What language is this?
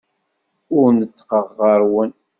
Kabyle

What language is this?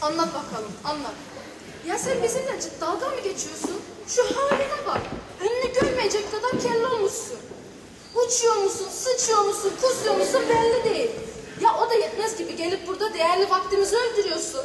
Turkish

